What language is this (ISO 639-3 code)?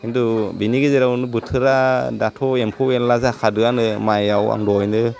brx